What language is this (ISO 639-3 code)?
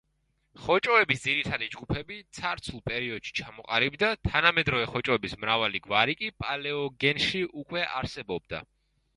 kat